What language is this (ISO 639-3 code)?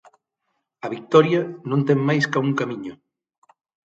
glg